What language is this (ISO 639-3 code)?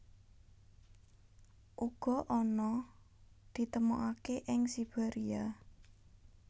jav